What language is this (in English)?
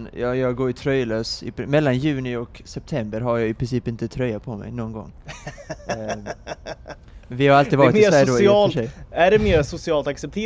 Swedish